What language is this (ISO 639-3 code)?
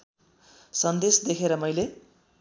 nep